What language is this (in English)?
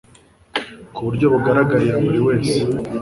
Kinyarwanda